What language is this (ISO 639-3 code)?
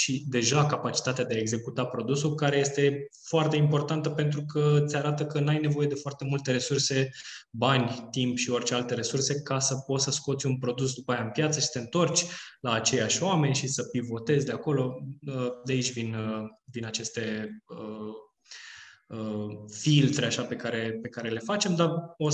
ron